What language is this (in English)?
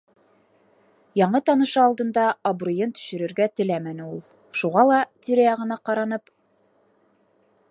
Bashkir